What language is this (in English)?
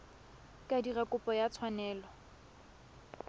Tswana